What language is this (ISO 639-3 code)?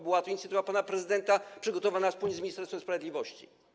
pol